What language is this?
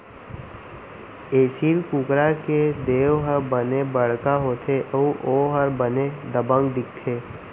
Chhattisgarhi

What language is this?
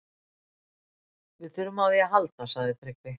Icelandic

